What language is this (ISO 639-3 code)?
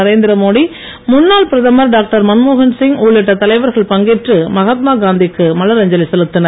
tam